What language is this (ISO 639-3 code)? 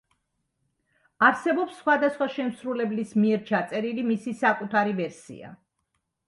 kat